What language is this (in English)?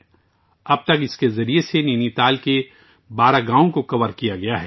Urdu